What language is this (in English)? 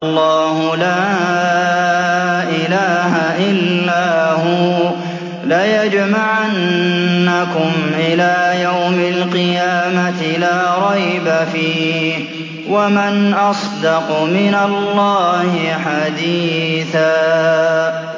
Arabic